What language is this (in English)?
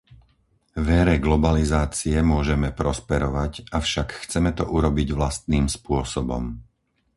Slovak